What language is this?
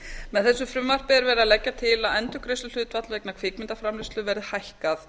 Icelandic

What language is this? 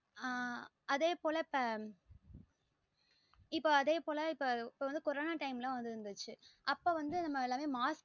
Tamil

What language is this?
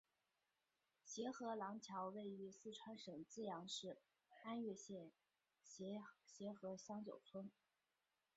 Chinese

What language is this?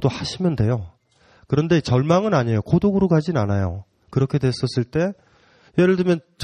Korean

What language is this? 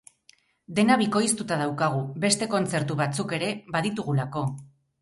Basque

